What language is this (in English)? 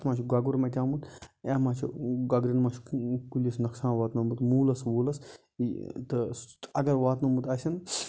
Kashmiri